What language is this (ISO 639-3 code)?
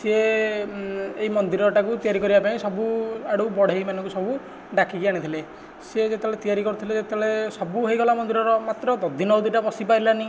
ori